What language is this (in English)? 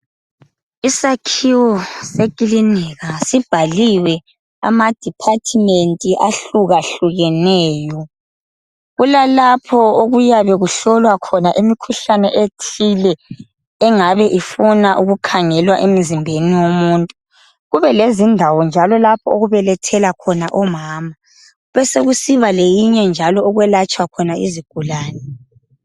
North Ndebele